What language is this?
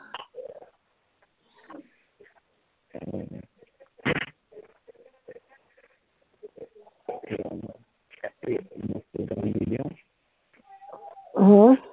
Assamese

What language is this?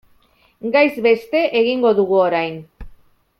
Basque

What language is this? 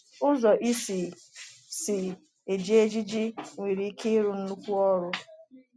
Igbo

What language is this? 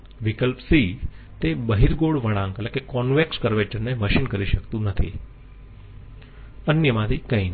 Gujarati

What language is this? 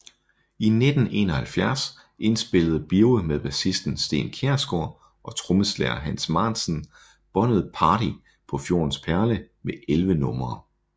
Danish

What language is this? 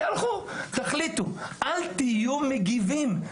Hebrew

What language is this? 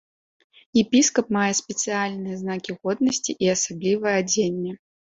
Belarusian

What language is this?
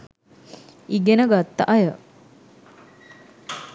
Sinhala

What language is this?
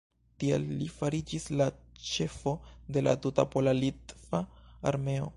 Esperanto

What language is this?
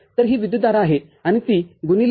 Marathi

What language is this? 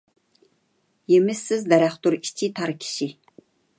Uyghur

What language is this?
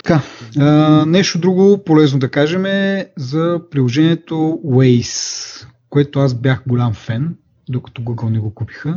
Bulgarian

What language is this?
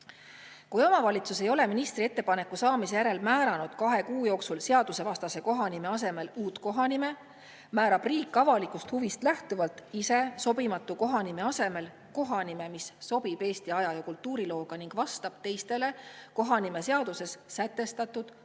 Estonian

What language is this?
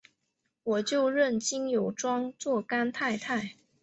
Chinese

